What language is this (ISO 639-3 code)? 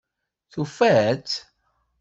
kab